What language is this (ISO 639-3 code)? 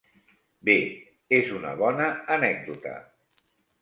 cat